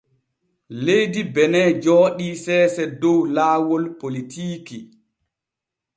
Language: Borgu Fulfulde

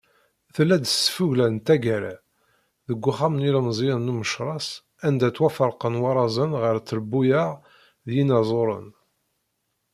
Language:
Kabyle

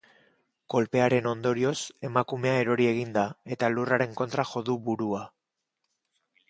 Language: Basque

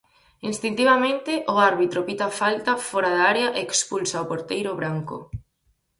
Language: Galician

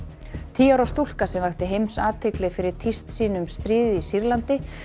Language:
Icelandic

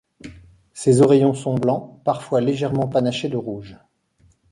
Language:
French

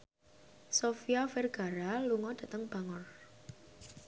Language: Javanese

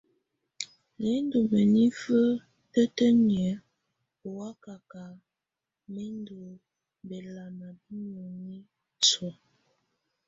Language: Tunen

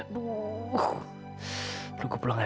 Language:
Indonesian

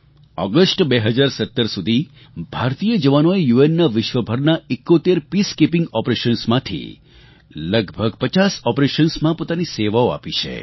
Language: Gujarati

